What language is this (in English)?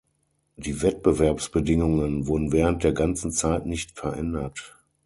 German